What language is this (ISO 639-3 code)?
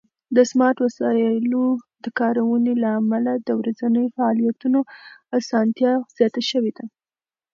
pus